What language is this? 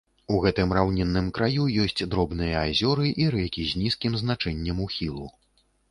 Belarusian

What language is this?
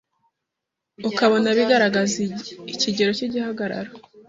Kinyarwanda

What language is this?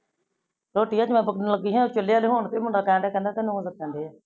Punjabi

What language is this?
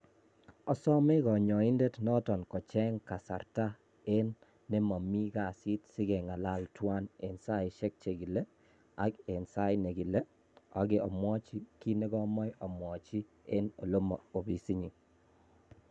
Kalenjin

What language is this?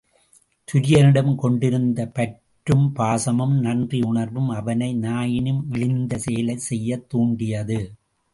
Tamil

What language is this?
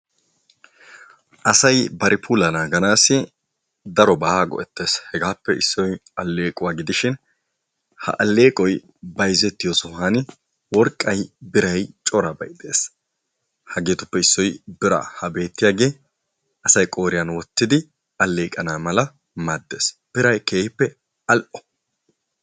Wolaytta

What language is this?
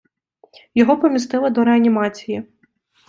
Ukrainian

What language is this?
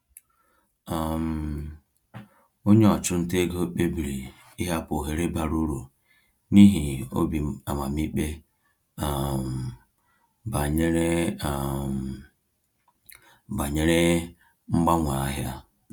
Igbo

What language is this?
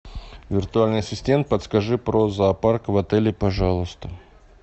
Russian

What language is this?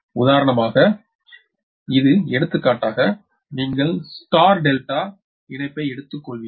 Tamil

